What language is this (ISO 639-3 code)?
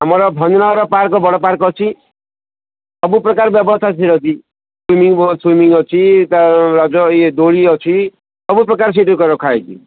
ori